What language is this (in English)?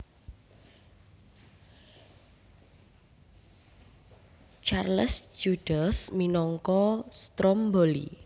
Javanese